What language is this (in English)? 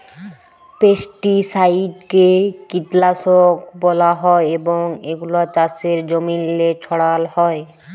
Bangla